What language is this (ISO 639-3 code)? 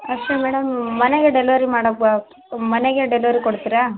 kan